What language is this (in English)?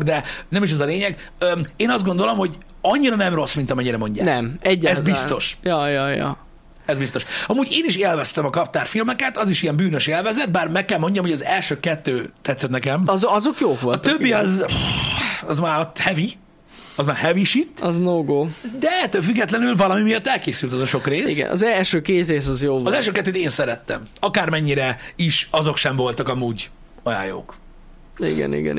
Hungarian